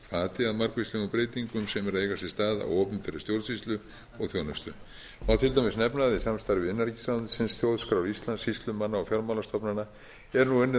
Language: Icelandic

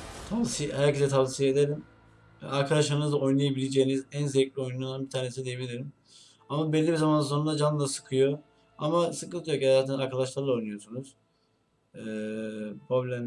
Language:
Turkish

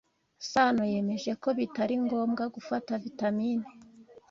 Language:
Kinyarwanda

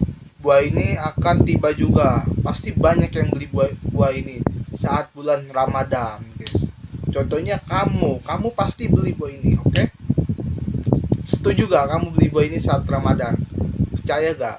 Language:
Indonesian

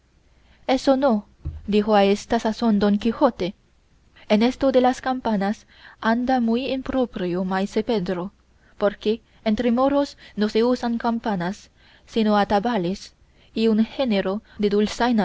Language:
Spanish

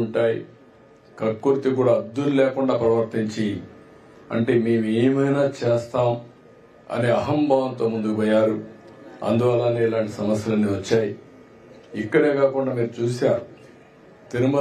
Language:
Telugu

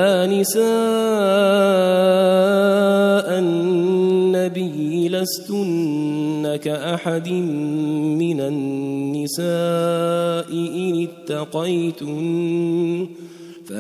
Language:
Arabic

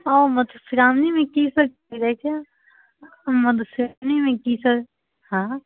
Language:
Maithili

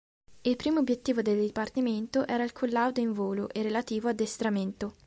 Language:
Italian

